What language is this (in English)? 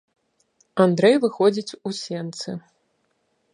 Belarusian